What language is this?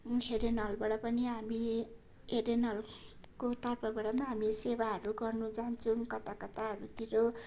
Nepali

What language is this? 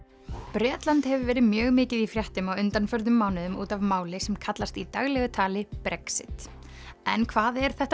Icelandic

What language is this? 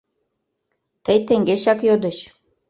Mari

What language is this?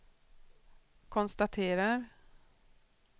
Swedish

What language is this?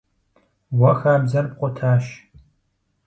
Kabardian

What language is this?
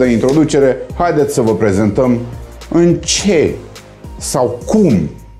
Romanian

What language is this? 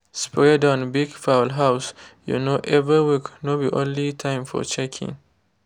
Nigerian Pidgin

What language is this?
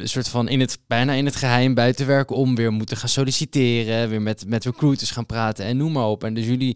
Dutch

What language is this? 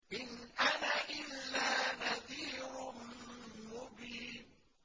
Arabic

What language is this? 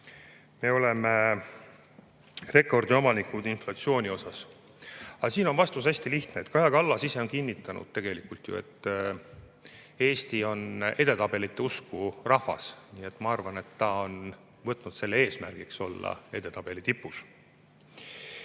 Estonian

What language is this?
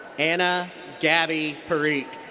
English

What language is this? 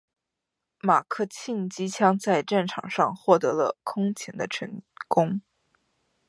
Chinese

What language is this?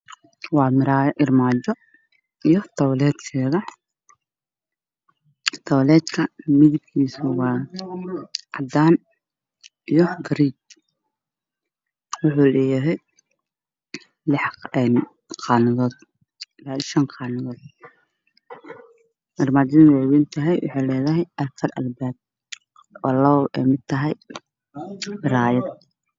Somali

